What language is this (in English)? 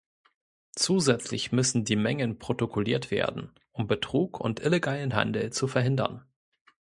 German